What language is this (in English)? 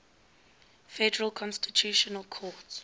English